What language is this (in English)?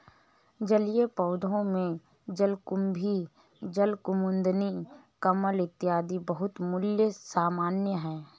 Hindi